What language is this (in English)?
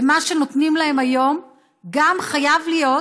Hebrew